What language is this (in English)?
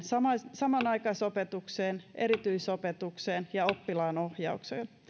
Finnish